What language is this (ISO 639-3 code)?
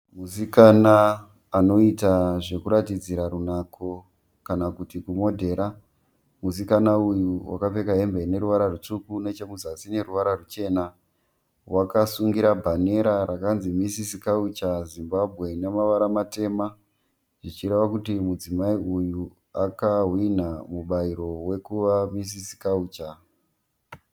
sna